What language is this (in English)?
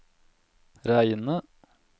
Norwegian